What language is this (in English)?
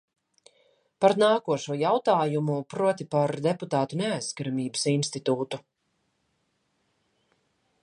Latvian